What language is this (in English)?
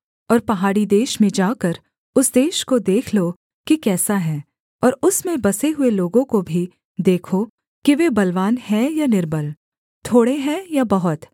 Hindi